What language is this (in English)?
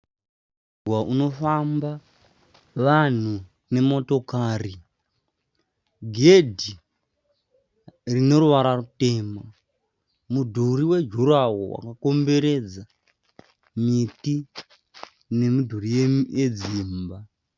Shona